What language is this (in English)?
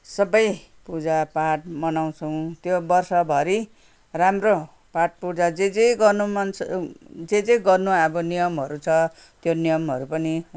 Nepali